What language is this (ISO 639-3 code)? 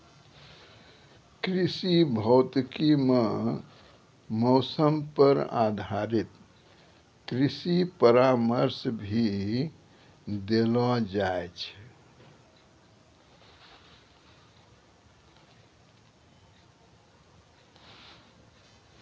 mai